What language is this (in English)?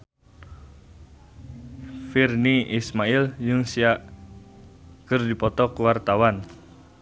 Sundanese